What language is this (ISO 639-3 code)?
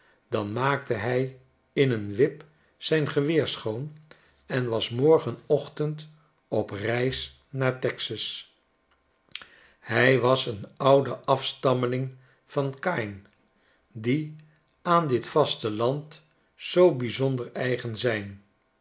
nld